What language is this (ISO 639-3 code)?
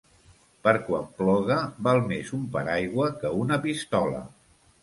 cat